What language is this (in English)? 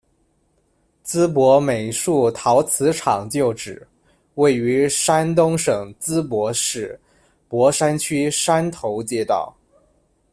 Chinese